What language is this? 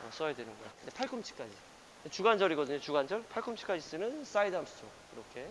Korean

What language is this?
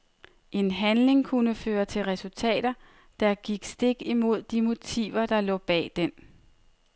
Danish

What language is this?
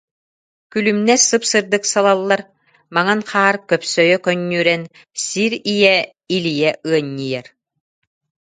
Yakut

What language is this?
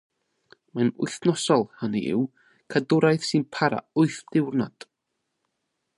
Welsh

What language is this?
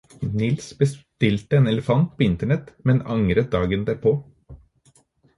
Norwegian Bokmål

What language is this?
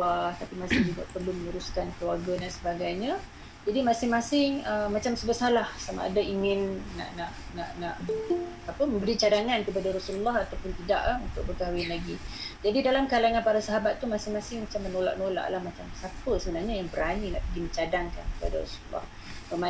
Malay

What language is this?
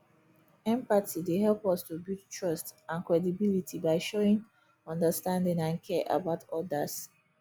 Nigerian Pidgin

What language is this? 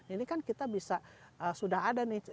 Indonesian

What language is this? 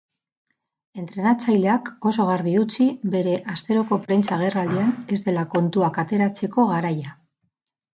Basque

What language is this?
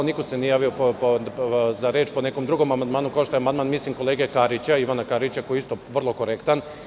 Serbian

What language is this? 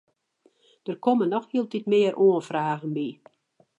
Western Frisian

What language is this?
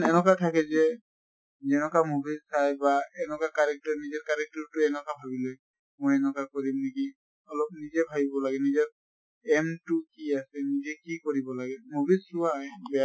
Assamese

